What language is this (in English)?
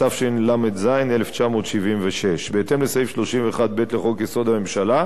Hebrew